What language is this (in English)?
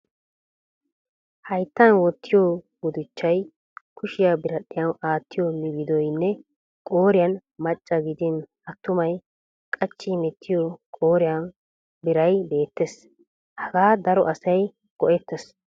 Wolaytta